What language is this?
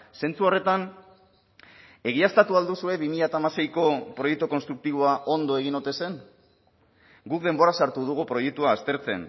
Basque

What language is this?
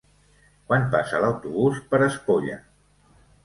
Catalan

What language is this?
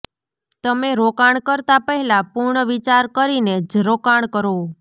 Gujarati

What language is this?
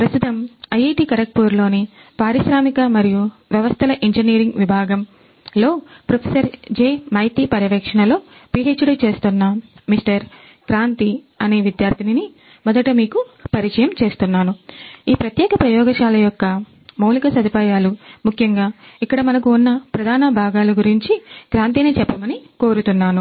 Telugu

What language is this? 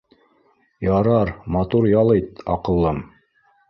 Bashkir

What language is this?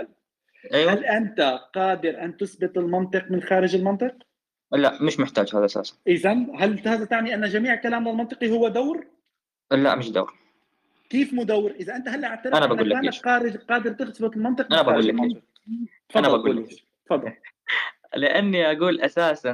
Arabic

